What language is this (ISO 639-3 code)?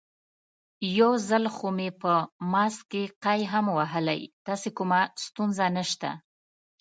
pus